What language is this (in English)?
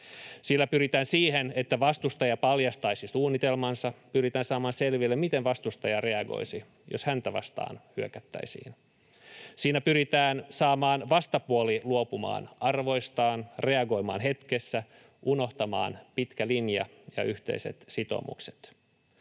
Finnish